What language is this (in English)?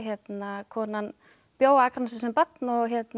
Icelandic